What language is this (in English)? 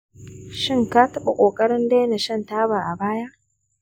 Hausa